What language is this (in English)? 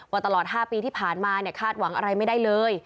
Thai